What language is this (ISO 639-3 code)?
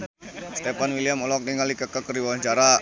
sun